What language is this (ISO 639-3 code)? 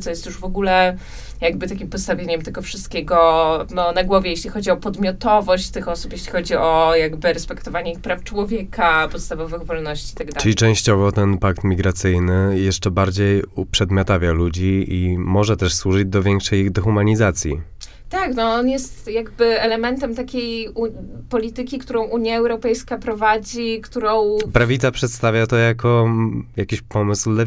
pol